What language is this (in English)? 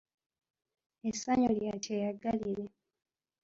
Ganda